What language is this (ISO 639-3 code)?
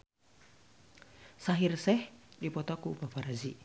sun